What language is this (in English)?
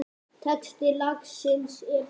Icelandic